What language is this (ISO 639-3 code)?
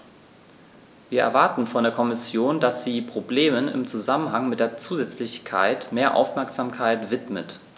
deu